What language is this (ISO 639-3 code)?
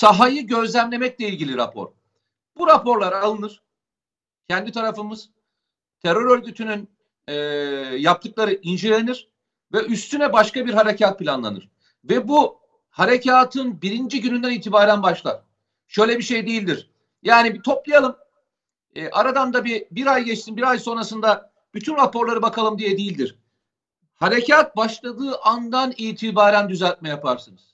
tur